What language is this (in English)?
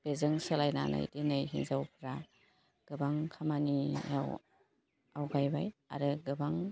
Bodo